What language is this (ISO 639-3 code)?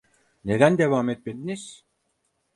tur